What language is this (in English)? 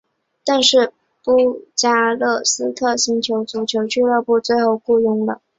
Chinese